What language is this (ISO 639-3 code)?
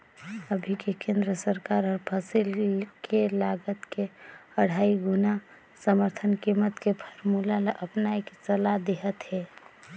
hne